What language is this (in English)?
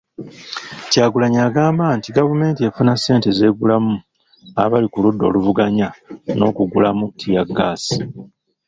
Ganda